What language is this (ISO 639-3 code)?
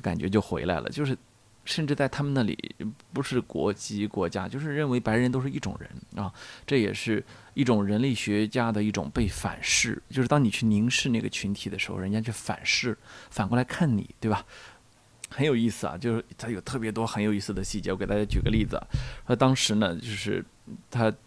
zho